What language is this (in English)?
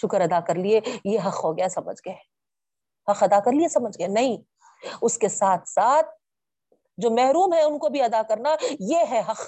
Urdu